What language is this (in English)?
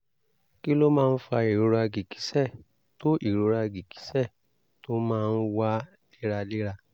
Yoruba